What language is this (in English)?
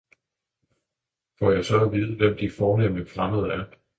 Danish